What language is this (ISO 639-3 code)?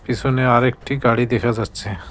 ben